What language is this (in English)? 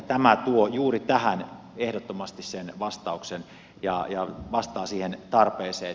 Finnish